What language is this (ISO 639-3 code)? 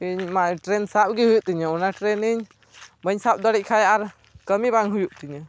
sat